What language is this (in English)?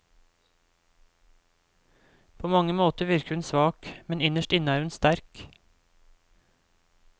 Norwegian